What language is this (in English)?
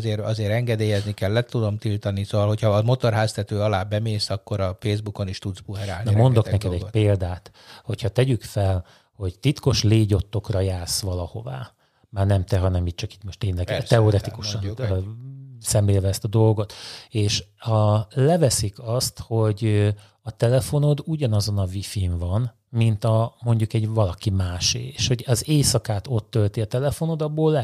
Hungarian